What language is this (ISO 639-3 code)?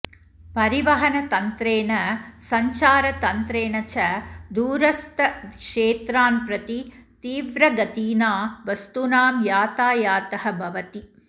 san